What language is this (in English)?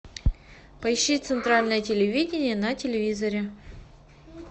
Russian